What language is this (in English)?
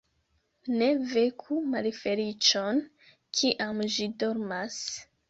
Esperanto